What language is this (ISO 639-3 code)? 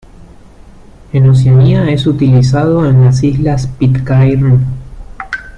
spa